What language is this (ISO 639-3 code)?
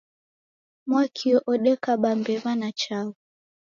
dav